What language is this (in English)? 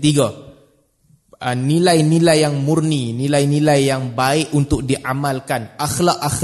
Malay